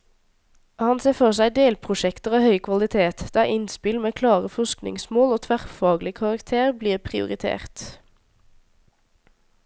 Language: Norwegian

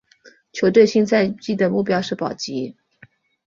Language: Chinese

